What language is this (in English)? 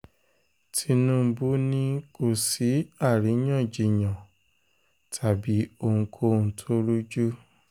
Yoruba